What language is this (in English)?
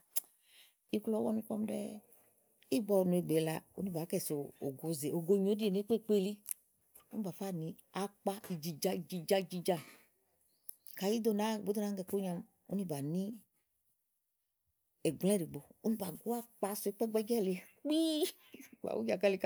Igo